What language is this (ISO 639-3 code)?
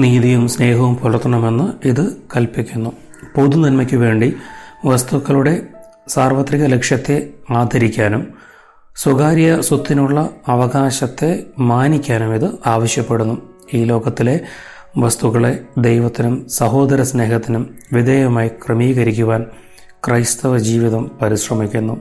mal